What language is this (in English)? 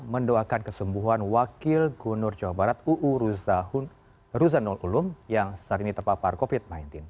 Indonesian